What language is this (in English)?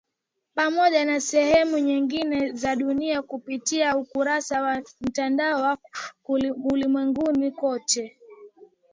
Swahili